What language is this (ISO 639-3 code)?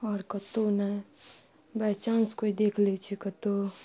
mai